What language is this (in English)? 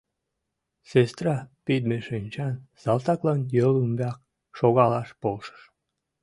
Mari